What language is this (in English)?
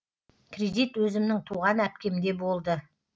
Kazakh